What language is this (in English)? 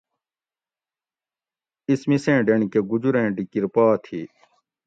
Gawri